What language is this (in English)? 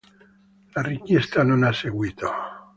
Italian